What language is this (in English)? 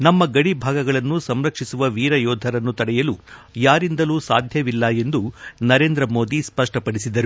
Kannada